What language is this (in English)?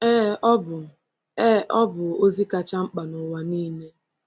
Igbo